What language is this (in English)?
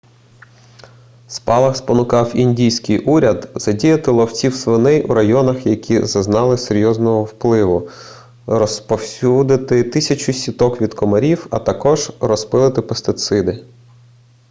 Ukrainian